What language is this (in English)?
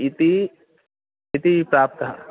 Sanskrit